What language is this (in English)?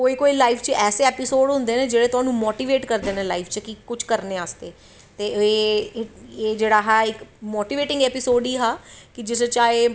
Dogri